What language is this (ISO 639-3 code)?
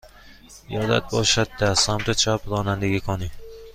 fas